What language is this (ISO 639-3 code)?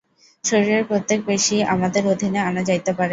ben